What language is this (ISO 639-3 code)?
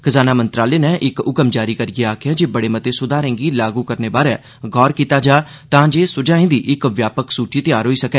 doi